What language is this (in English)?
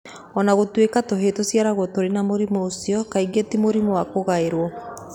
Kikuyu